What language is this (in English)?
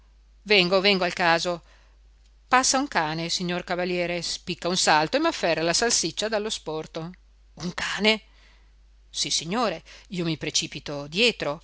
Italian